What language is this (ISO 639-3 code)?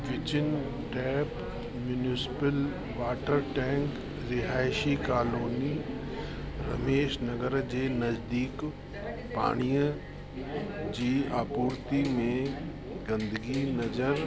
snd